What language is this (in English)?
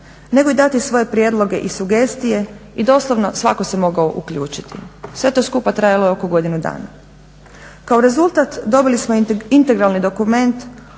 Croatian